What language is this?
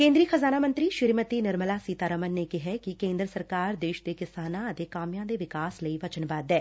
Punjabi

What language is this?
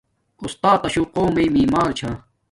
Domaaki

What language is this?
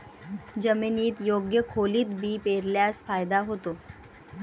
Marathi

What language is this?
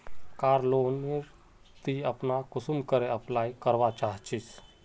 Magahi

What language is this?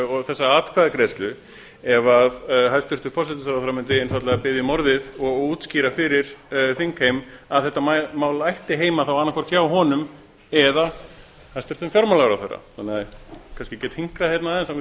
Icelandic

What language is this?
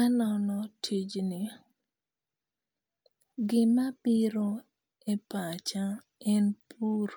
Luo (Kenya and Tanzania)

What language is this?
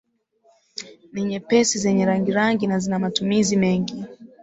Swahili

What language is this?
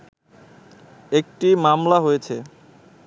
Bangla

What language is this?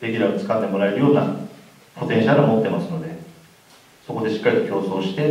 Japanese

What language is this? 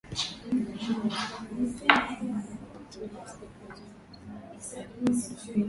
Swahili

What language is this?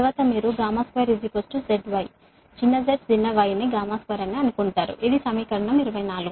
Telugu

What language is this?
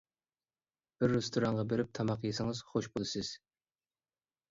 Uyghur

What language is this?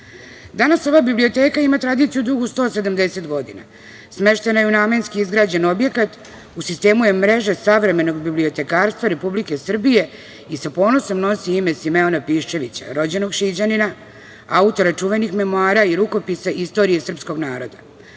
Serbian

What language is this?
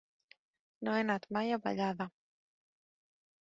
Catalan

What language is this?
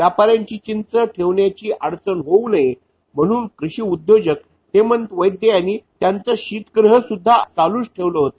Marathi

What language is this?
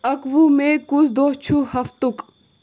Kashmiri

